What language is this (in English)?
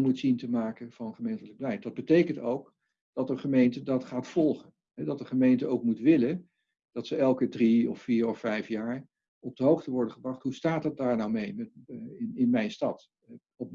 Dutch